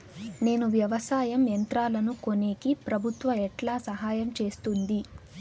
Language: Telugu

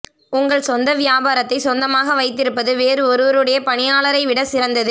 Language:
Tamil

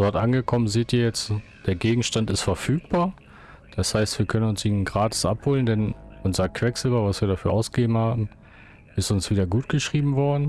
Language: German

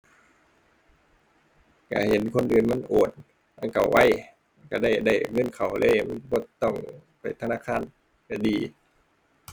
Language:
Thai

